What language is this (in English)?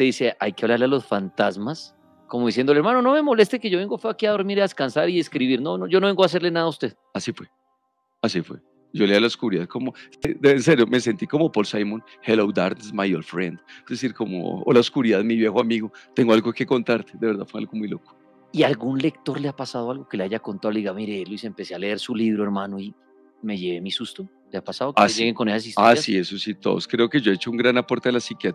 Spanish